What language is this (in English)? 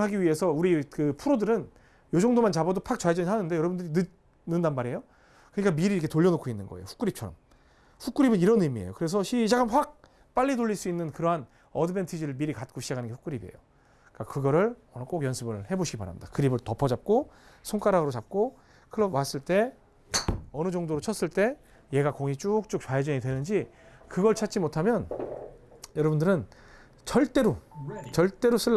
Korean